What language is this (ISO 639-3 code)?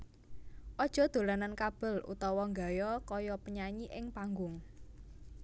jav